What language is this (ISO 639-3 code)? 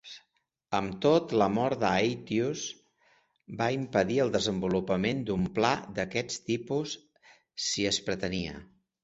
cat